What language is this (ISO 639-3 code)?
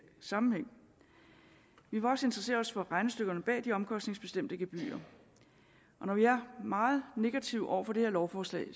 dan